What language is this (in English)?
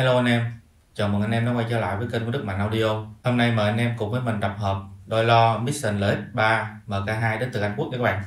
Vietnamese